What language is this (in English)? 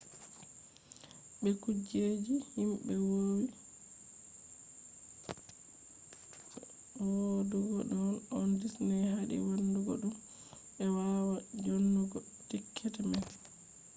Fula